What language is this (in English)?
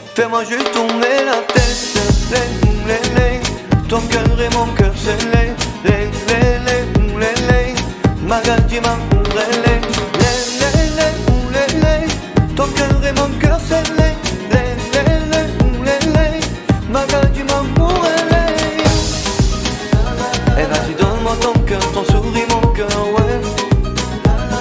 French